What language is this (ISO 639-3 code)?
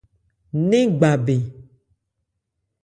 ebr